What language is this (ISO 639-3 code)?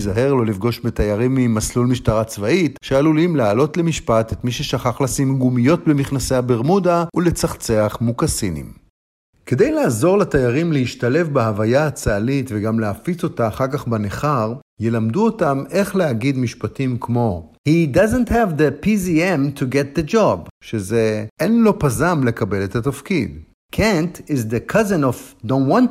heb